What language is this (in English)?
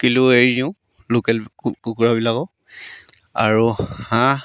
Assamese